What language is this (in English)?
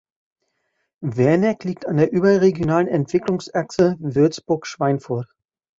German